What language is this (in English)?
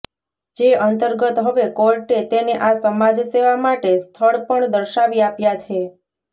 Gujarati